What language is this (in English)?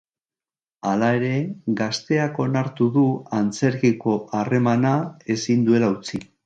Basque